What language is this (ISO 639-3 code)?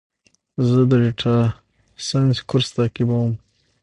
pus